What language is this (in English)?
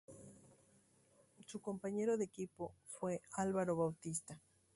Spanish